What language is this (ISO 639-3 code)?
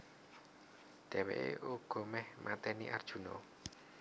jav